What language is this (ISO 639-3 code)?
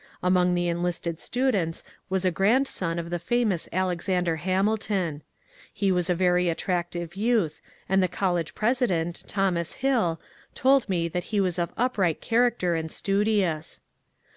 eng